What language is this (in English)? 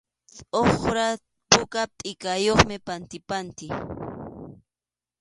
Arequipa-La Unión Quechua